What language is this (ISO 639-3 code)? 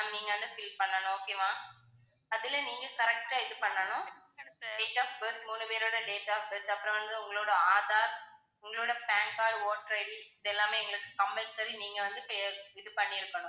tam